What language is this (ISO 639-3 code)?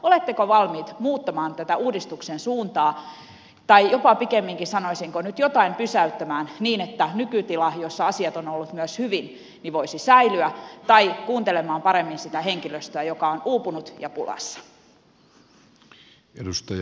fin